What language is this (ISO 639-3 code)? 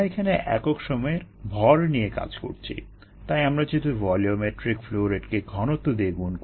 ben